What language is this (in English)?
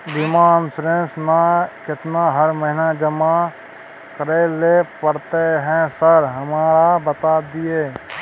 Maithili